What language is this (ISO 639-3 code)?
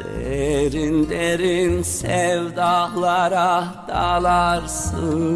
tur